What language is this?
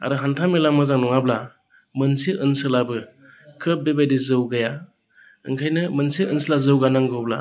Bodo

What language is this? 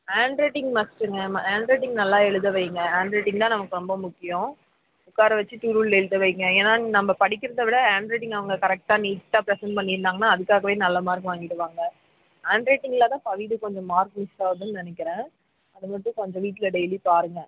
Tamil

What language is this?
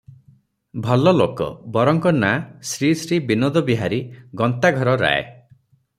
Odia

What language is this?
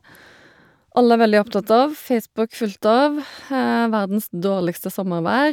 Norwegian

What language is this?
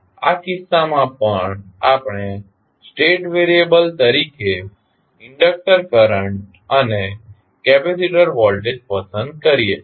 Gujarati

